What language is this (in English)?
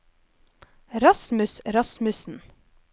Norwegian